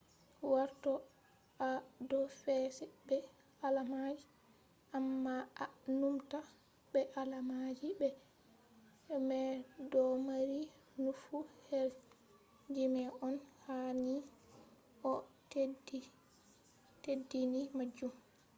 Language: Fula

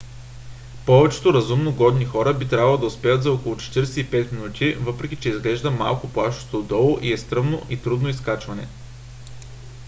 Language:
Bulgarian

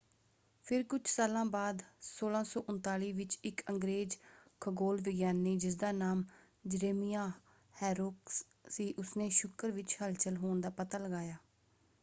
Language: Punjabi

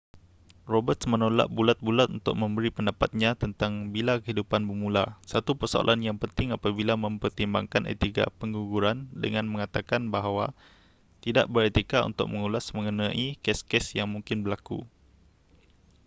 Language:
Malay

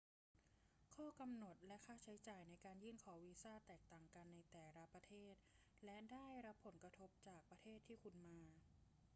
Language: Thai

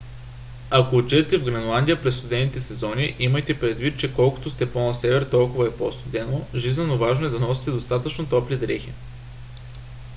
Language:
Bulgarian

